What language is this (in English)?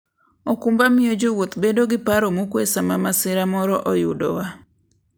Luo (Kenya and Tanzania)